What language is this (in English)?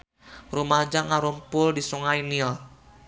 Sundanese